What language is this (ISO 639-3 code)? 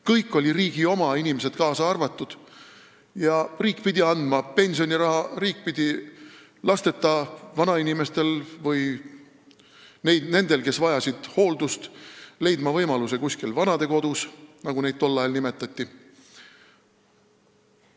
est